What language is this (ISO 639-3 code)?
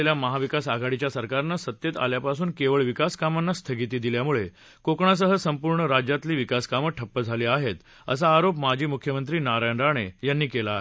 mar